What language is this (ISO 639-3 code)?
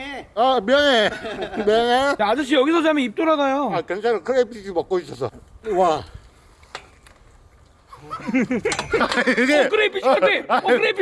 kor